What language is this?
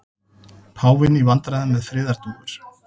Icelandic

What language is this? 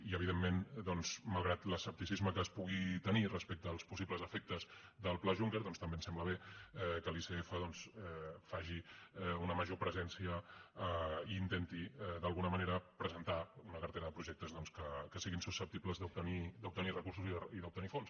Catalan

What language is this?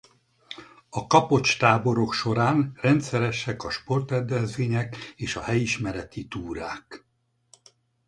Hungarian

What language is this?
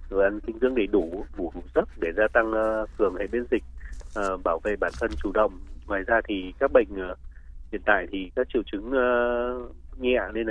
Vietnamese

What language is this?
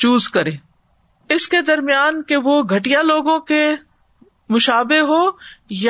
Urdu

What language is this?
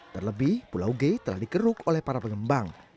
Indonesian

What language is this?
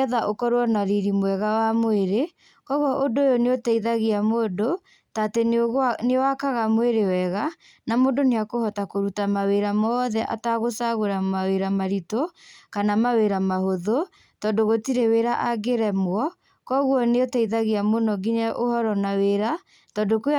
Kikuyu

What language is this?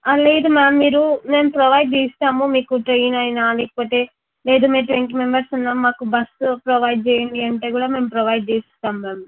Telugu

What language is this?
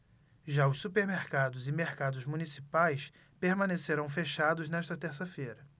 Portuguese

